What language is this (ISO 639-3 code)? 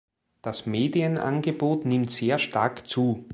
deu